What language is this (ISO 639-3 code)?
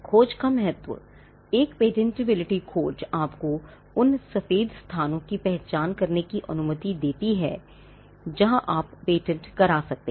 hin